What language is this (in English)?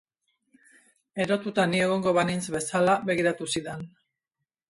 Basque